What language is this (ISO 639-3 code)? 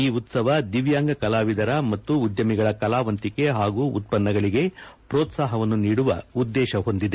kan